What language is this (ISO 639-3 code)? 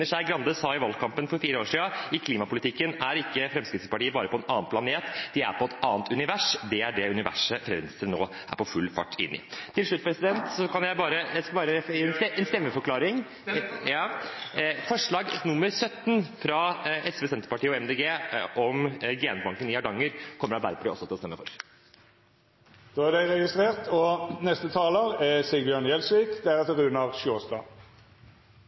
nor